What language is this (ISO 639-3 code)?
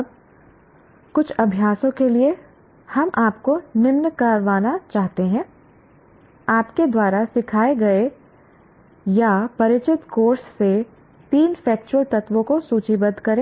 hin